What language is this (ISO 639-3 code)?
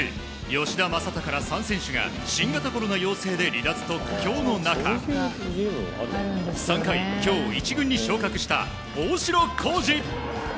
jpn